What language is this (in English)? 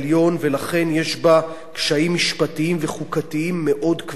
Hebrew